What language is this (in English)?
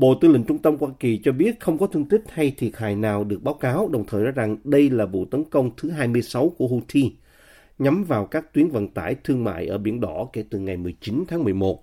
Vietnamese